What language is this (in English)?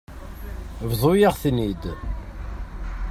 Kabyle